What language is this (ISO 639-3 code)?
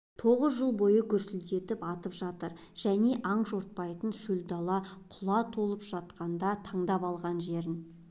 kaz